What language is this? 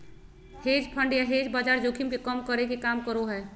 Magahi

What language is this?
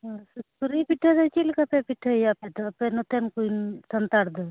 Santali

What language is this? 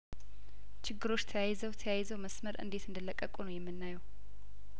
Amharic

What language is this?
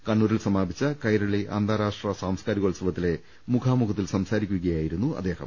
Malayalam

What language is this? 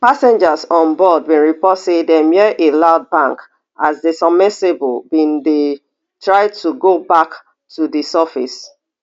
Nigerian Pidgin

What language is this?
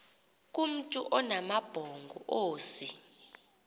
Xhosa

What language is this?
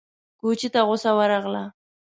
Pashto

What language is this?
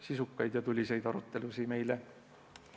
Estonian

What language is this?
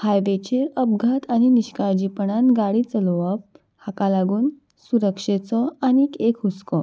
Konkani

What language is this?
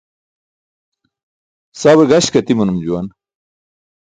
Burushaski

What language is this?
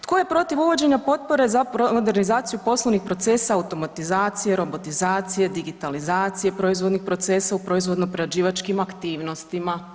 Croatian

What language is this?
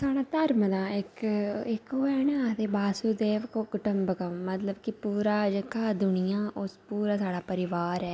Dogri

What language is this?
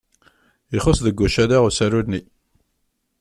Kabyle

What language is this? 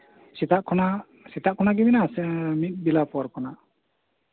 Santali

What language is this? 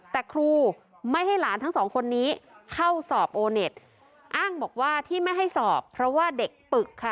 Thai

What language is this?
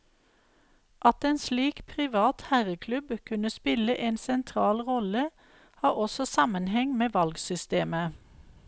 Norwegian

